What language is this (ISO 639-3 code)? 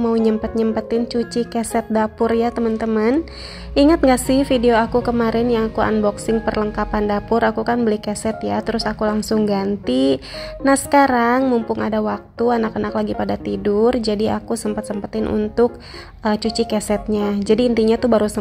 ind